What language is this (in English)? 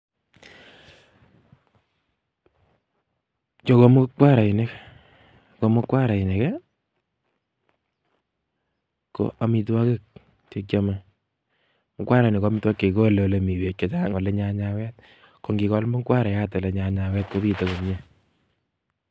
Kalenjin